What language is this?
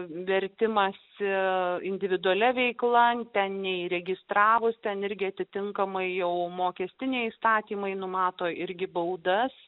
Lithuanian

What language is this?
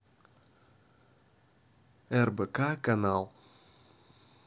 Russian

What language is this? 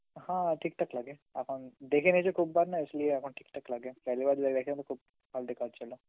Bangla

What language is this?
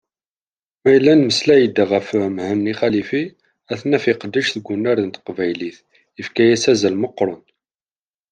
Kabyle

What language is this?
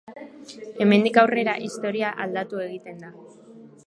Basque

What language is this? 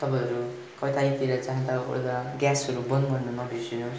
Nepali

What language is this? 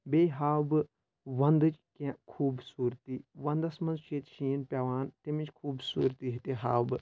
Kashmiri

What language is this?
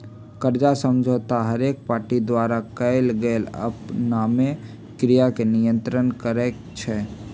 Magahi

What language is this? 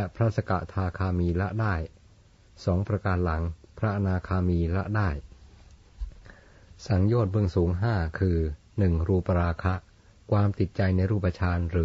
Thai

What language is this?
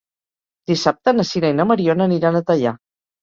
Catalan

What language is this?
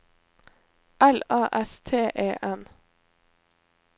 Norwegian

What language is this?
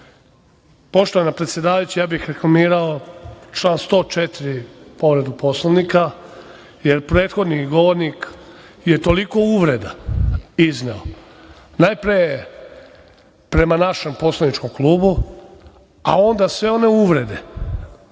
Serbian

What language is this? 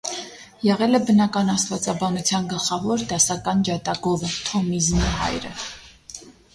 Armenian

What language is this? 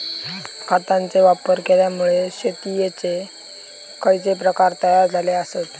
Marathi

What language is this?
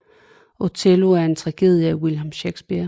Danish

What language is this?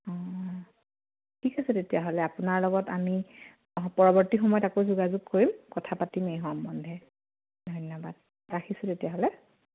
Assamese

